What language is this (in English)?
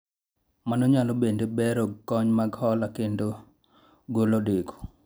Luo (Kenya and Tanzania)